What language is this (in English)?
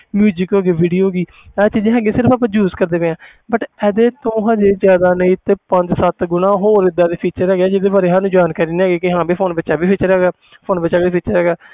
Punjabi